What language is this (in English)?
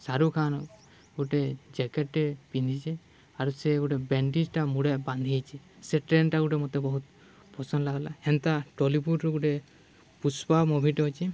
Odia